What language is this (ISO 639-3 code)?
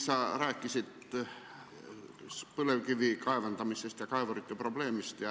est